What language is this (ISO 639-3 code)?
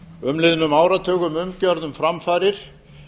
isl